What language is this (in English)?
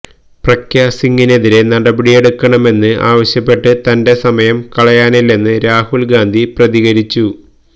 Malayalam